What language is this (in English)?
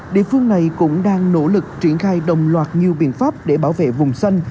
Vietnamese